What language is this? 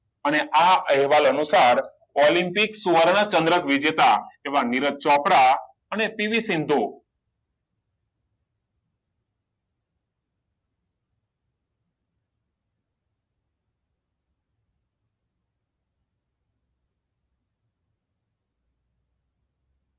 Gujarati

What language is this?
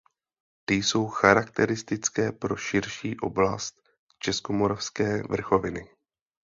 Czech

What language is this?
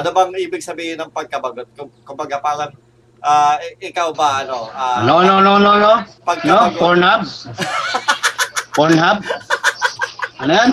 Filipino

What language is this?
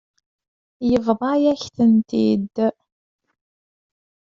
Kabyle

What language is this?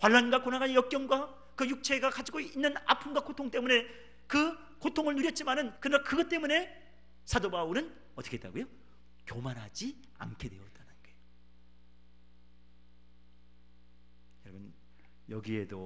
Korean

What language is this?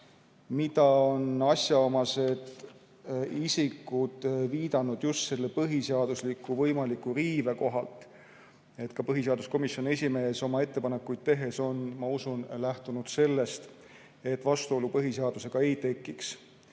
Estonian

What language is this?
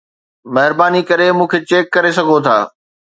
Sindhi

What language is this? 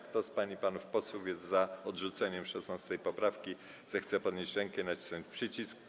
Polish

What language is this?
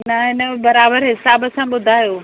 Sindhi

